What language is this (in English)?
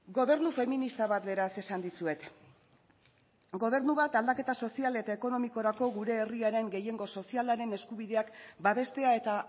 Basque